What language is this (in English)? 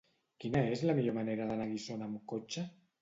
Catalan